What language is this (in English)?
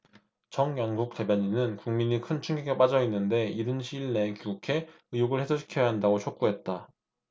Korean